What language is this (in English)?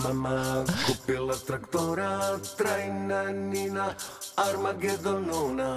Dutch